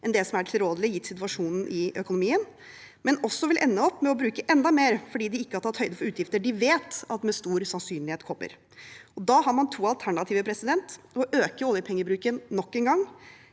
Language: Norwegian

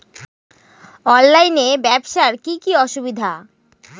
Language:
Bangla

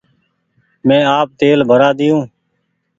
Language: Goaria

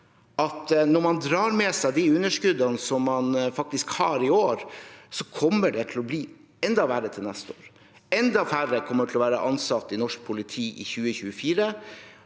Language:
Norwegian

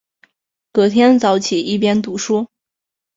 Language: Chinese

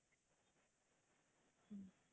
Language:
Tamil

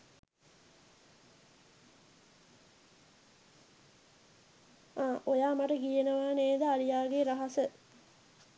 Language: Sinhala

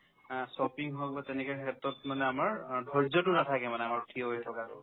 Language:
Assamese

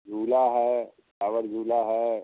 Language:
Hindi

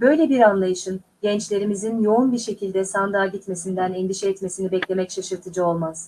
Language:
Turkish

